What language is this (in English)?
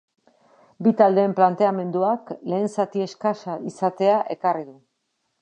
Basque